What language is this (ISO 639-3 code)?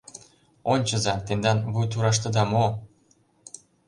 chm